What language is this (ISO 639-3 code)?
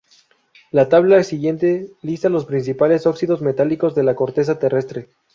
spa